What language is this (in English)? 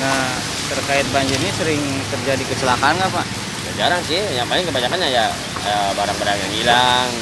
Indonesian